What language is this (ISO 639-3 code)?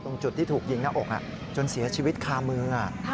tha